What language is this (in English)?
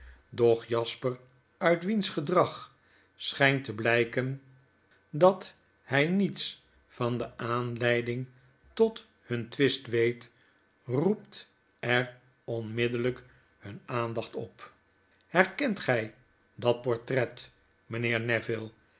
Dutch